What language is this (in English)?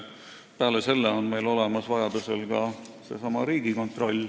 Estonian